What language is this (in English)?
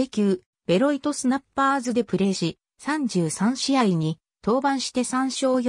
Japanese